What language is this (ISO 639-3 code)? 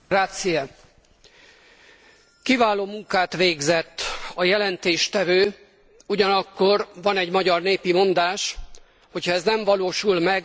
hun